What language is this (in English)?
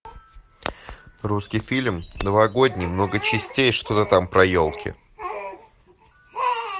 Russian